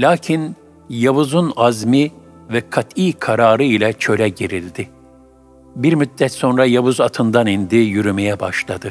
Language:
Turkish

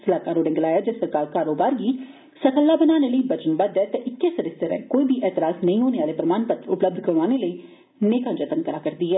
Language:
Dogri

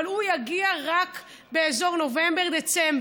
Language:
Hebrew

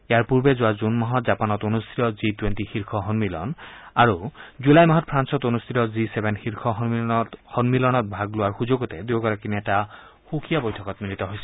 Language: Assamese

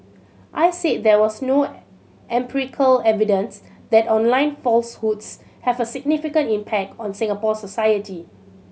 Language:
English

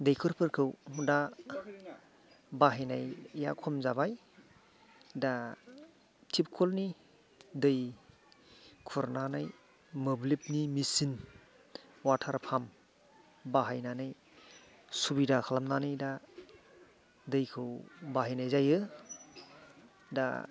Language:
Bodo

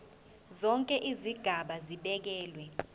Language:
Zulu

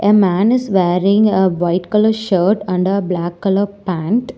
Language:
English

